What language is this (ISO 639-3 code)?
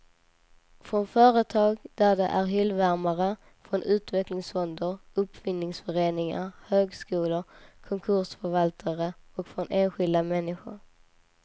swe